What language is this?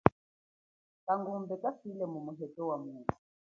Chokwe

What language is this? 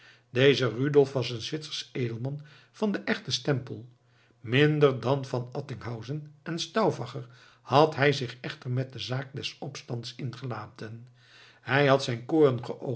Dutch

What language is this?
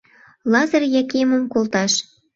Mari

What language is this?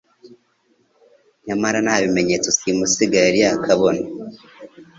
Kinyarwanda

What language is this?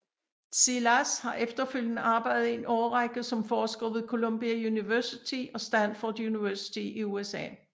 Danish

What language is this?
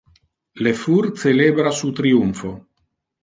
Interlingua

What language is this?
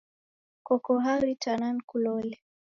Taita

